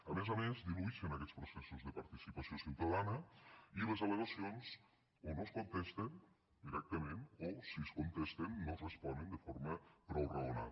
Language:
Catalan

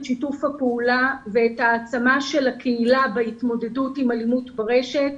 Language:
Hebrew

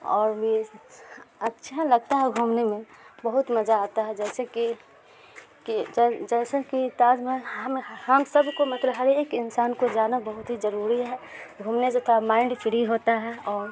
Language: Urdu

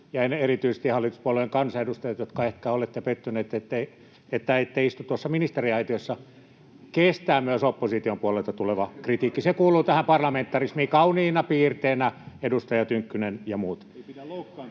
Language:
Finnish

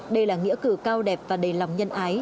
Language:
Vietnamese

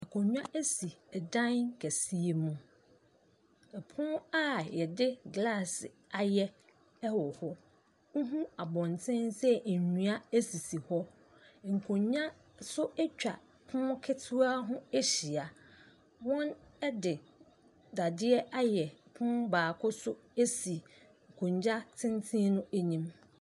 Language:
Akan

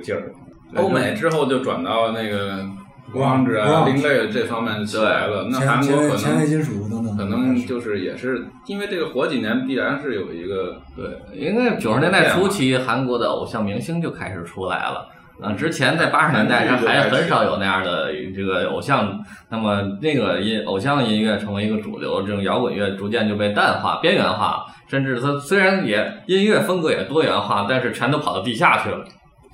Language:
Chinese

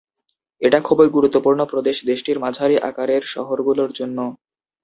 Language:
Bangla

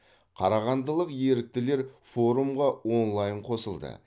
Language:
Kazakh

